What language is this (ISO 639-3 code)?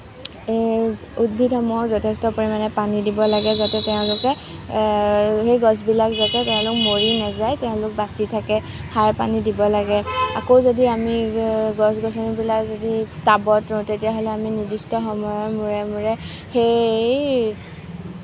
asm